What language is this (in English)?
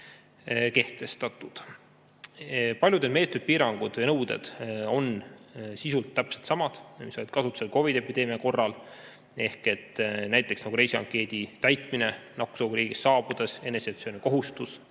Estonian